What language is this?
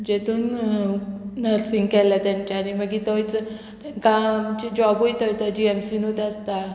Konkani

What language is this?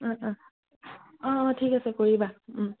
Assamese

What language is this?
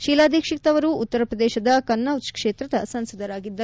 Kannada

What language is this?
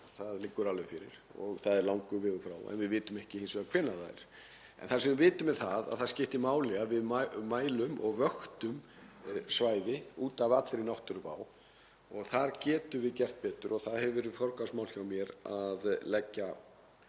Icelandic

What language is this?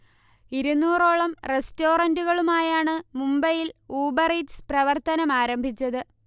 Malayalam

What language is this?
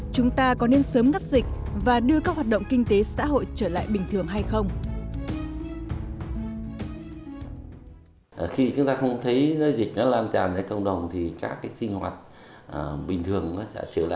Vietnamese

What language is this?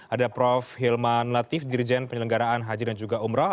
Indonesian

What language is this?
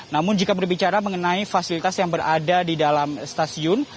Indonesian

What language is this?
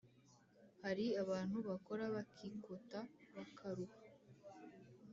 Kinyarwanda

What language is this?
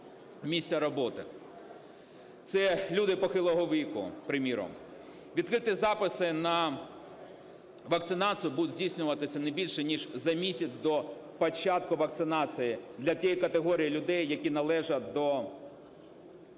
Ukrainian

